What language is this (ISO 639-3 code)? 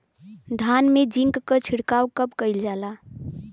bho